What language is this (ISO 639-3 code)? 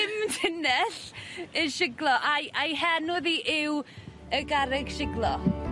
cym